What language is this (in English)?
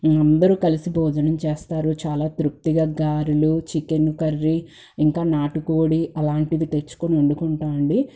Telugu